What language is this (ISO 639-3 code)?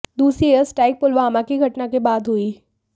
hin